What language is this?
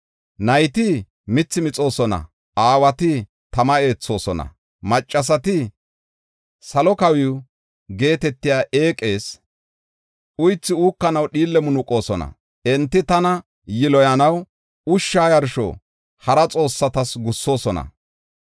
Gofa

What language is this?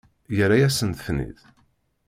Kabyle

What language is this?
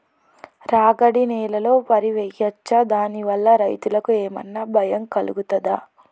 Telugu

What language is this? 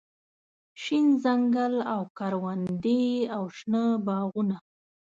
Pashto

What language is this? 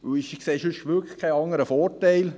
Swiss German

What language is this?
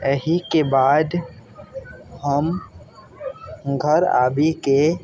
Maithili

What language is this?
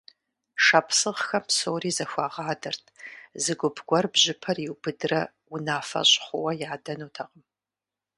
Kabardian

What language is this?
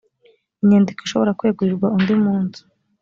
Kinyarwanda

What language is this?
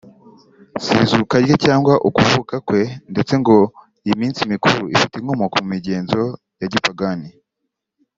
Kinyarwanda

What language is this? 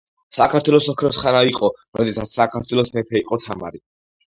Georgian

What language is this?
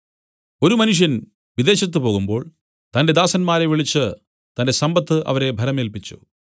Malayalam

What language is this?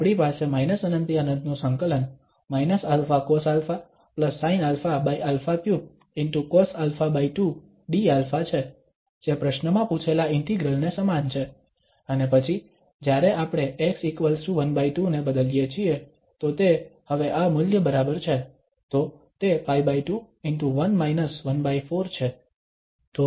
Gujarati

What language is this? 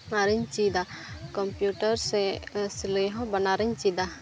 Santali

